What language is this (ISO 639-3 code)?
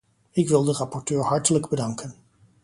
nld